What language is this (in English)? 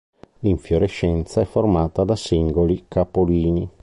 Italian